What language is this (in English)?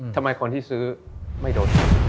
Thai